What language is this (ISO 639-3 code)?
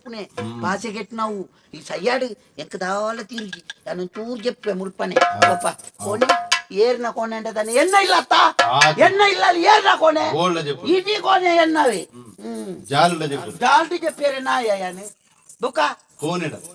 ara